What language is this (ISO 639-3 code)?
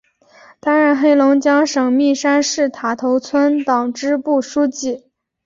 zho